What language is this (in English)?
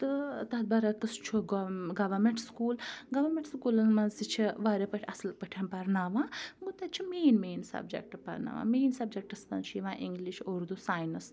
Kashmiri